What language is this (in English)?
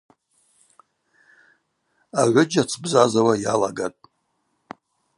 Abaza